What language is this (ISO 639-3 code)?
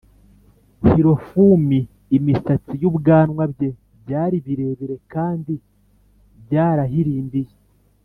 kin